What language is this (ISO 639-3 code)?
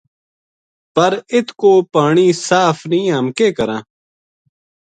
gju